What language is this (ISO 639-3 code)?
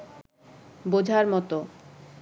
ben